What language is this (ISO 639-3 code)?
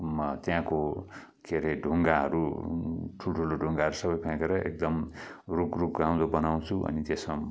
nep